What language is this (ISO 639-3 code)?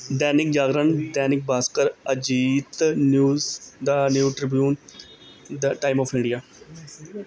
pan